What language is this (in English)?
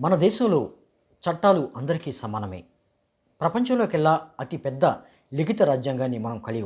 Telugu